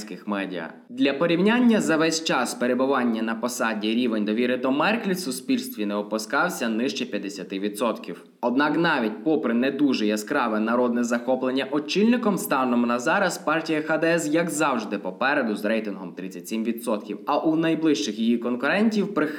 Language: Ukrainian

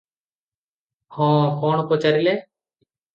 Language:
Odia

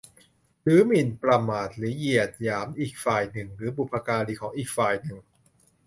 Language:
Thai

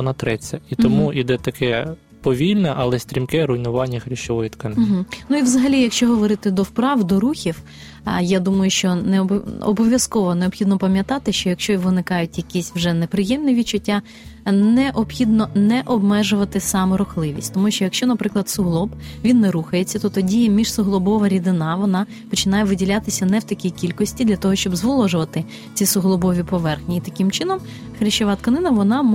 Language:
Ukrainian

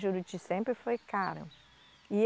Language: Portuguese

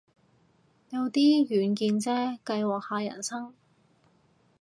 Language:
Cantonese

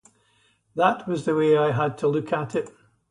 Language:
English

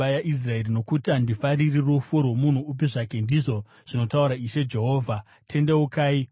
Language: Shona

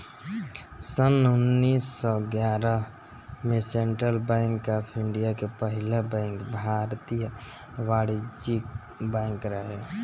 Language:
Bhojpuri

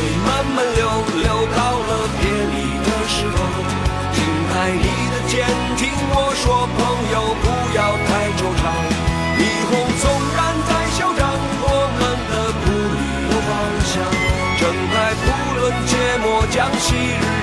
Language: Chinese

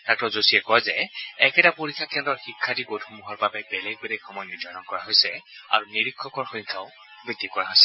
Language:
Assamese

